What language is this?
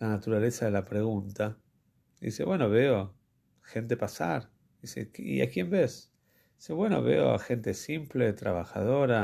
Spanish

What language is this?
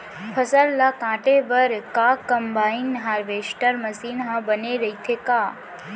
Chhattisgarhi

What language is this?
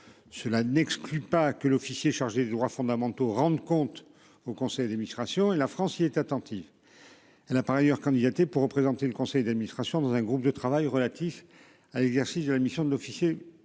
French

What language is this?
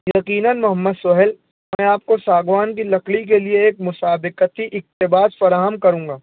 Urdu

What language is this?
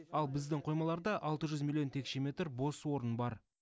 Kazakh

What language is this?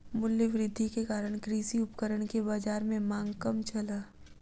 Maithili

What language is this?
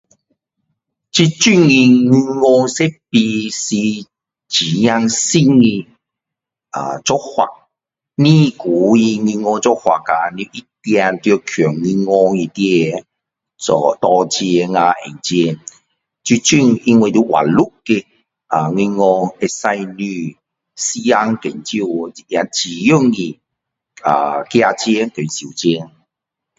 Min Dong Chinese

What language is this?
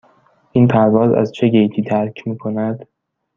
Persian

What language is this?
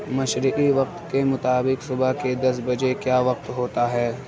Urdu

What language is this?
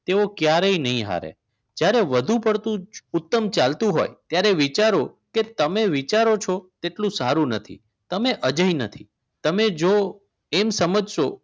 Gujarati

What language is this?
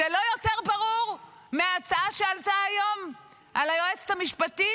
Hebrew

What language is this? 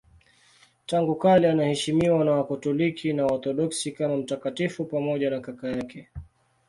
Swahili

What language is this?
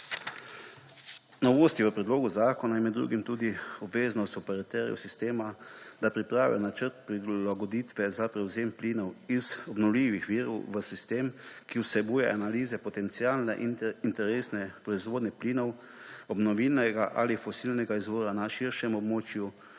Slovenian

